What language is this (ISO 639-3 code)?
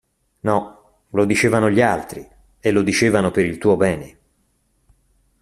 ita